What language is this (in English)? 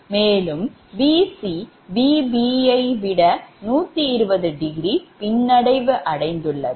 Tamil